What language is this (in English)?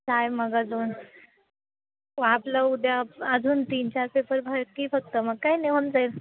Marathi